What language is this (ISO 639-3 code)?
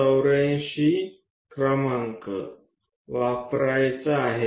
mar